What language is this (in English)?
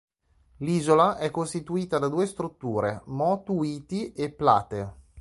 Italian